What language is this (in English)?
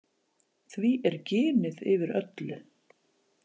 Icelandic